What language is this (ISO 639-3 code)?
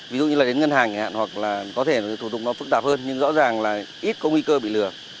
vie